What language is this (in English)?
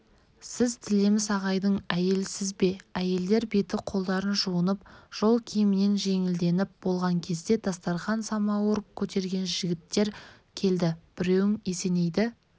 Kazakh